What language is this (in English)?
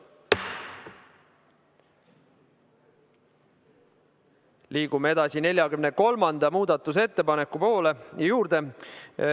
Estonian